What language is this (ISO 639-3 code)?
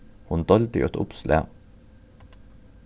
fao